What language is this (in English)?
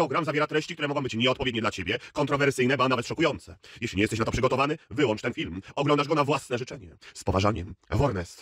Polish